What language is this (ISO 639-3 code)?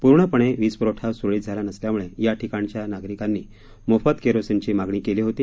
mar